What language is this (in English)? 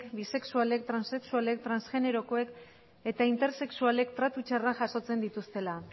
Basque